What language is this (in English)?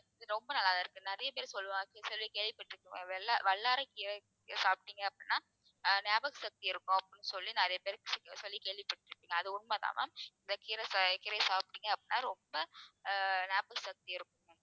Tamil